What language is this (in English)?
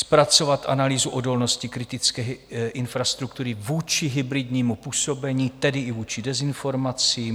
Czech